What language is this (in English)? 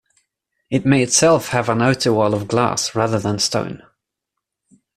English